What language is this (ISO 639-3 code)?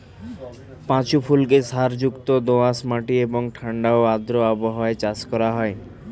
ben